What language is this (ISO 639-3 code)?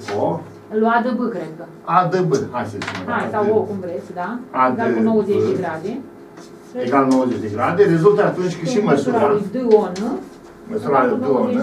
ron